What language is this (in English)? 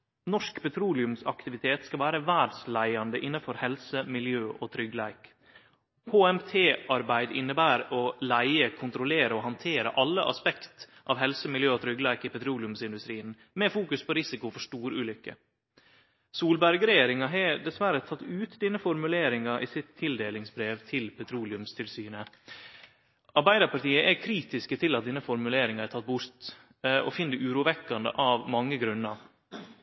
Norwegian Nynorsk